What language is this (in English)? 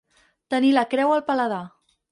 Catalan